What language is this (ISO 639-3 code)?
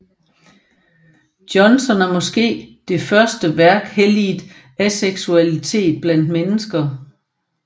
dan